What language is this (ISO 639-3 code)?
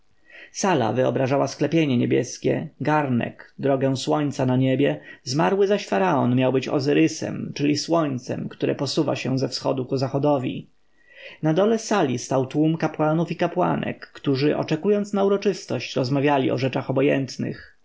pol